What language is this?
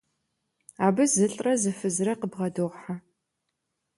Kabardian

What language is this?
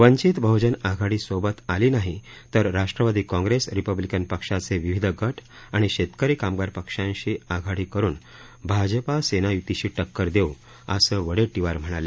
Marathi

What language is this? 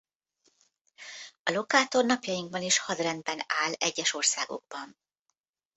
Hungarian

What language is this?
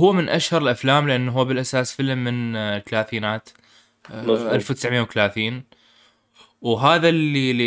Arabic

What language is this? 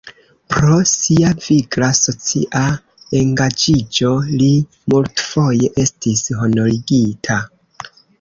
Esperanto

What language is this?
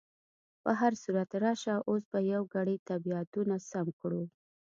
Pashto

